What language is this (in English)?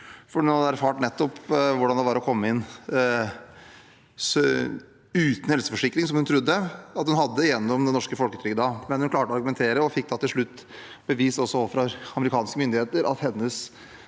Norwegian